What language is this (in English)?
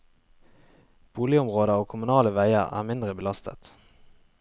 Norwegian